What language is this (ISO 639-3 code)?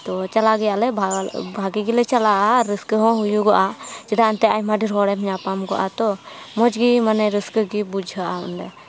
sat